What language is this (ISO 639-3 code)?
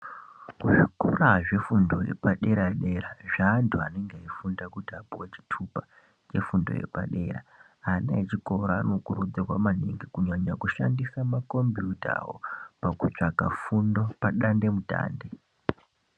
ndc